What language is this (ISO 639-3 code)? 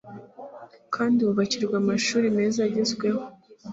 kin